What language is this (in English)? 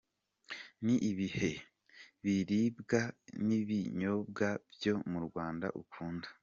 Kinyarwanda